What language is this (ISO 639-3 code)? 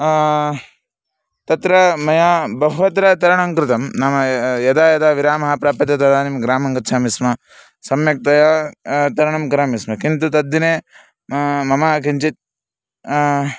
san